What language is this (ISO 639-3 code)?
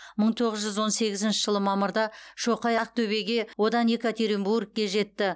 kaz